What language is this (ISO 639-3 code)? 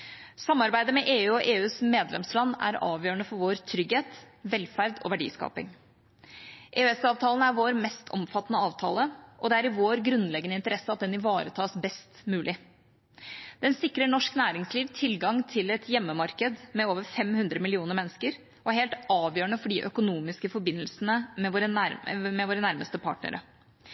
nob